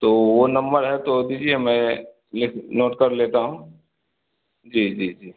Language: Urdu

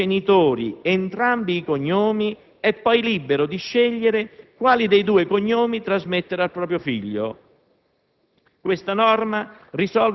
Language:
Italian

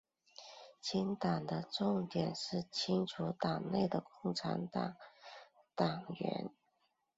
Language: Chinese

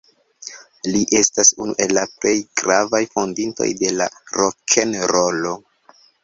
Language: Esperanto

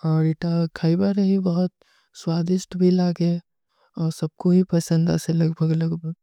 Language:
Kui (India)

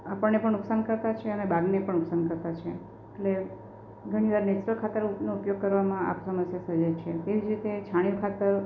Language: Gujarati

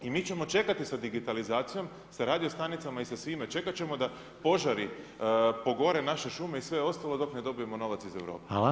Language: Croatian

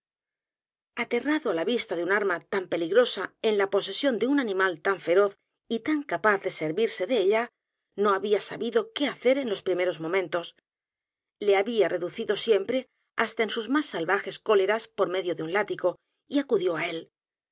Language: Spanish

